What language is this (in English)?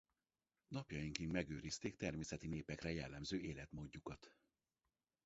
Hungarian